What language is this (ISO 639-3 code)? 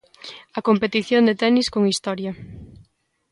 glg